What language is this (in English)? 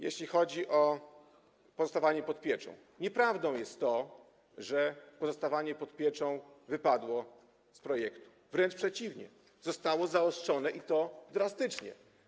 Polish